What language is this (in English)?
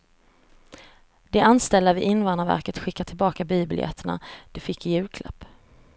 Swedish